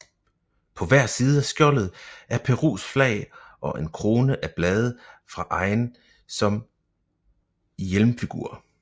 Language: Danish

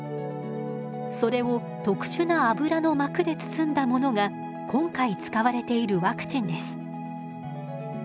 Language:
Japanese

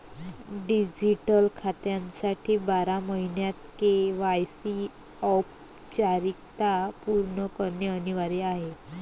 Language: Marathi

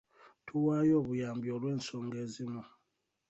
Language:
Ganda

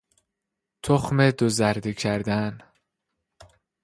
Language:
Persian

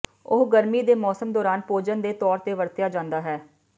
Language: Punjabi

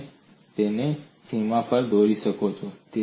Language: Gujarati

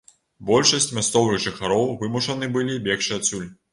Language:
Belarusian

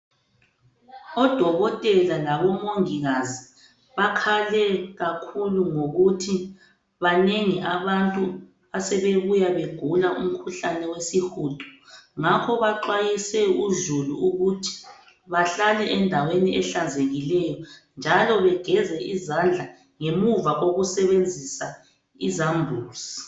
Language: North Ndebele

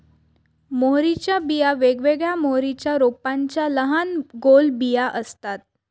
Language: Marathi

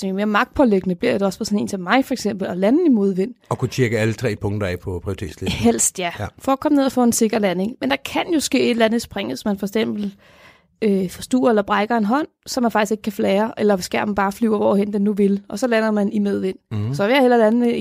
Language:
Danish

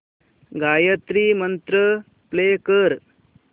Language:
Marathi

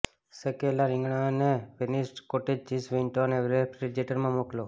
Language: Gujarati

